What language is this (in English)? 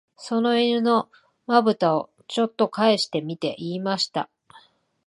Japanese